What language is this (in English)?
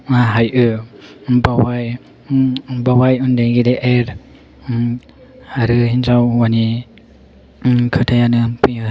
Bodo